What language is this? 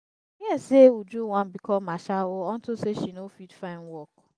Nigerian Pidgin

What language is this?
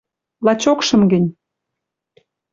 Western Mari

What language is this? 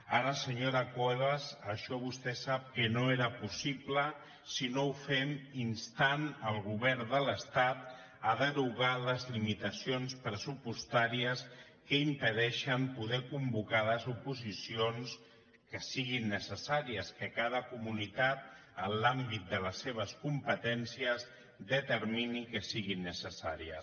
Catalan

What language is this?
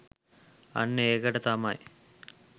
Sinhala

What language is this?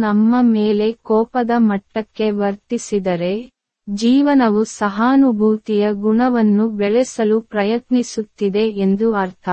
Tamil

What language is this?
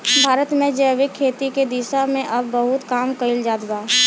Bhojpuri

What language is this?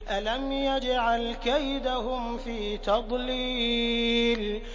Arabic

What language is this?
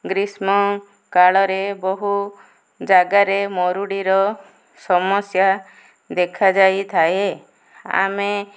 Odia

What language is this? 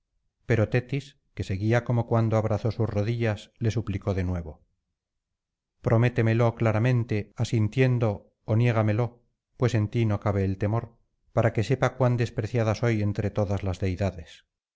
Spanish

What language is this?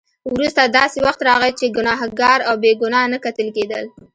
Pashto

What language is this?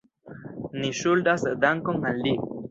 Esperanto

